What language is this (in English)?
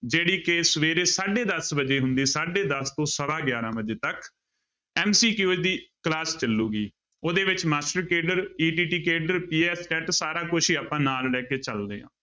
Punjabi